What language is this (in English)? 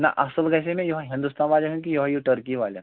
Kashmiri